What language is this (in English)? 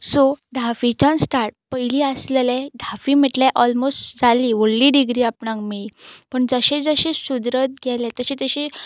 Konkani